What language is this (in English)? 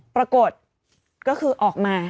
Thai